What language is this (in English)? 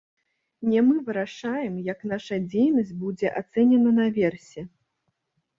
Belarusian